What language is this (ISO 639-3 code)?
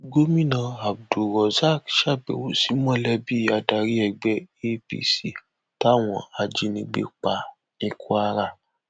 yor